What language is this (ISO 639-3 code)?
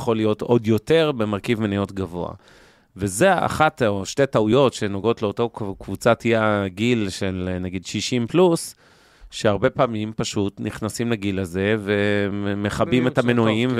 heb